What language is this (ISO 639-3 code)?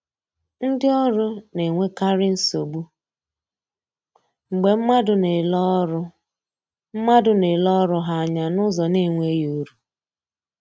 ibo